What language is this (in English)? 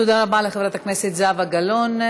Hebrew